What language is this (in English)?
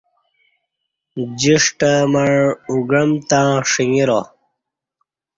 Kati